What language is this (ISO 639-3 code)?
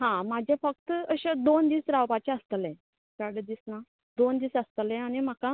kok